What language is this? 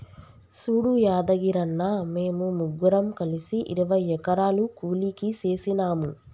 Telugu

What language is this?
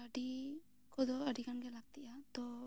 Santali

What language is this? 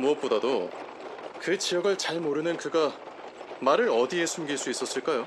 Korean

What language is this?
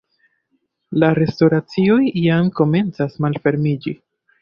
Esperanto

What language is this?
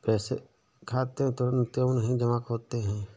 Hindi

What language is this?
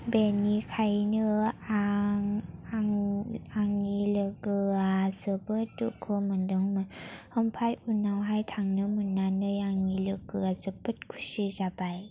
Bodo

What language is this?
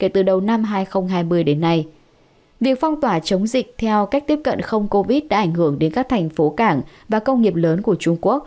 Vietnamese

